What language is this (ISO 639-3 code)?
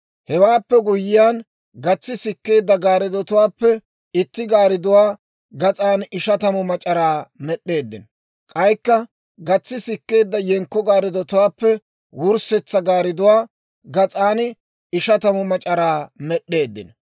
dwr